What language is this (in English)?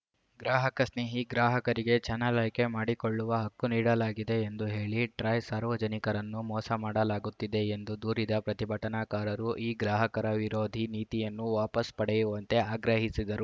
Kannada